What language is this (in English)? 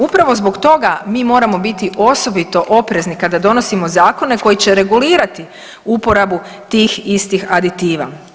Croatian